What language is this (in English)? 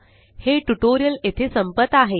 Marathi